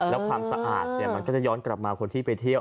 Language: Thai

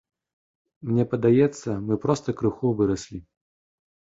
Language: Belarusian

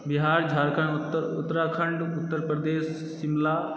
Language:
Maithili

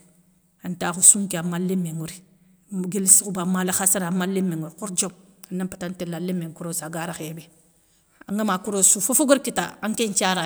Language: Soninke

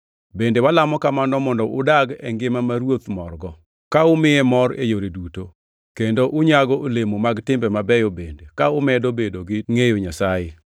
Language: Luo (Kenya and Tanzania)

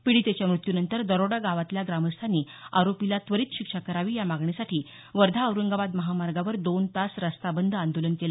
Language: Marathi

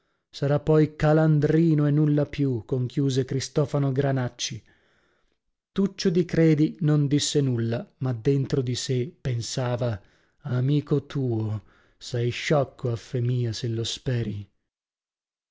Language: Italian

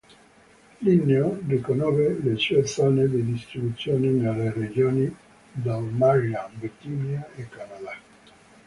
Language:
Italian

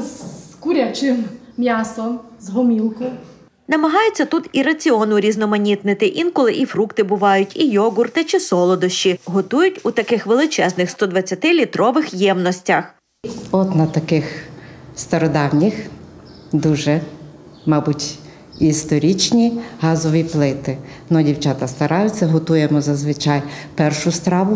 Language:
Ukrainian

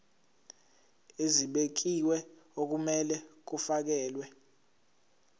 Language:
Zulu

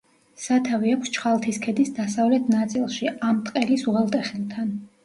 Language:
Georgian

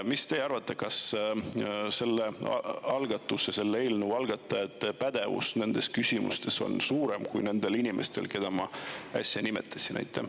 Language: Estonian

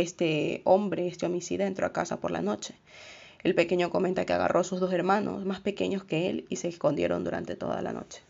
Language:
Spanish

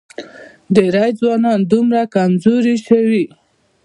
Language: Pashto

